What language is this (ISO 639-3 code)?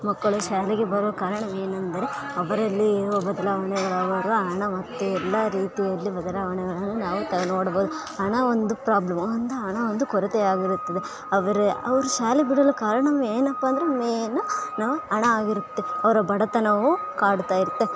kan